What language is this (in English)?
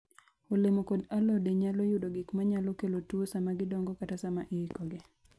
Luo (Kenya and Tanzania)